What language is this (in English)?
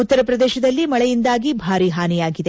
Kannada